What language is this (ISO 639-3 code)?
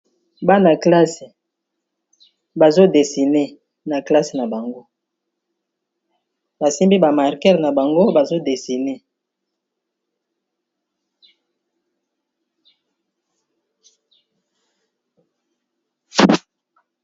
lin